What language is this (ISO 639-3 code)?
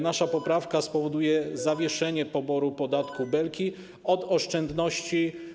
pol